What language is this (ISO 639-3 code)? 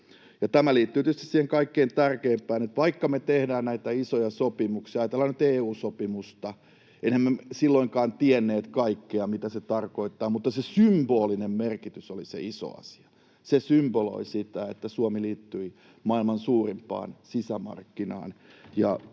fin